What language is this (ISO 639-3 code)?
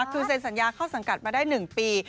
tha